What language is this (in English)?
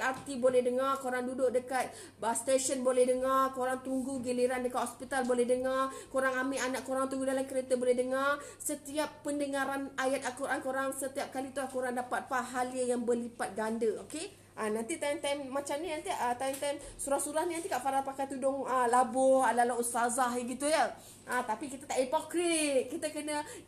Malay